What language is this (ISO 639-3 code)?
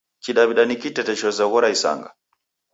dav